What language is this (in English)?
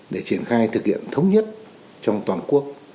Vietnamese